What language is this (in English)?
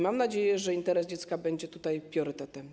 Polish